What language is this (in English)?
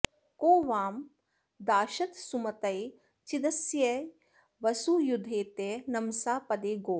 Sanskrit